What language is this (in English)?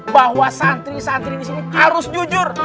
Indonesian